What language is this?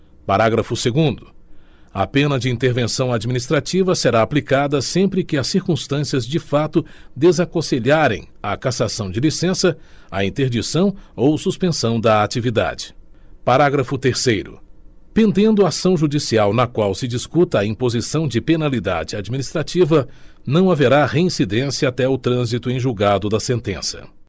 Portuguese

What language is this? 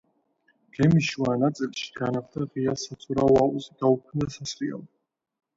Georgian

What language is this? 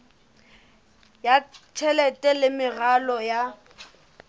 Southern Sotho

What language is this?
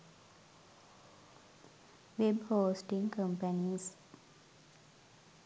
Sinhala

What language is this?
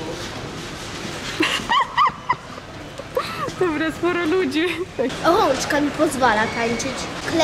Polish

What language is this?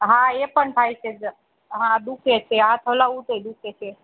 Gujarati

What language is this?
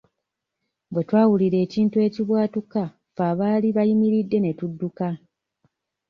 Ganda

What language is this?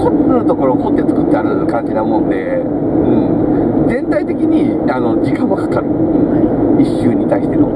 Japanese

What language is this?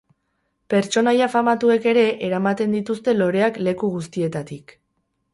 Basque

